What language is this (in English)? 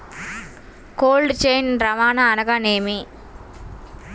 Telugu